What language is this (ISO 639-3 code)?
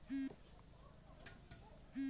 mag